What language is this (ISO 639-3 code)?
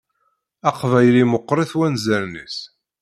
kab